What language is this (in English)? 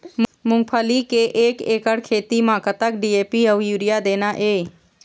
Chhattisgarhi